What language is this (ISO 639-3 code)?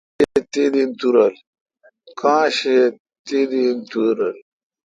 xka